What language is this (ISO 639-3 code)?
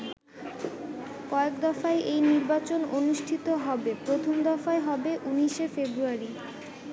ben